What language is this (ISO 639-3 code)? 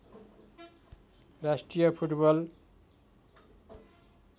nep